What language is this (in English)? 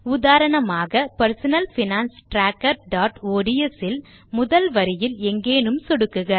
Tamil